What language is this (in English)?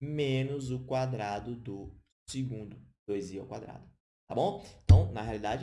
Portuguese